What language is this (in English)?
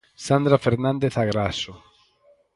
Galician